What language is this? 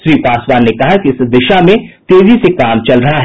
Hindi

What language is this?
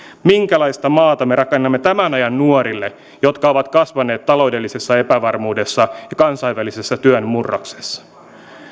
Finnish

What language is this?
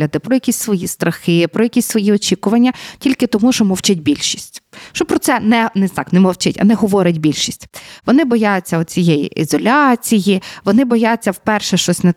Ukrainian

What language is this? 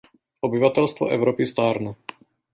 Czech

